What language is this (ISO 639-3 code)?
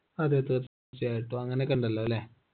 mal